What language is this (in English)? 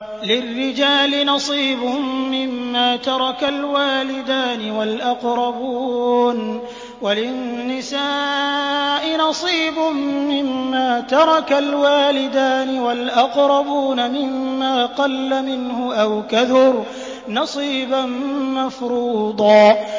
Arabic